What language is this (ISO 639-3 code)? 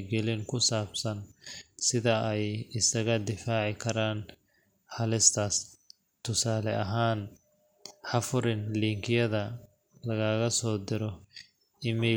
som